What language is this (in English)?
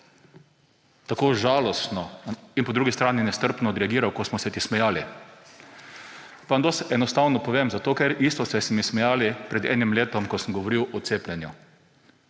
Slovenian